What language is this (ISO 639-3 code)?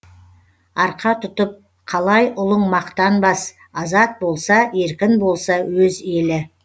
kaz